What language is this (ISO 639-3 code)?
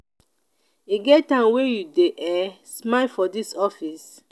pcm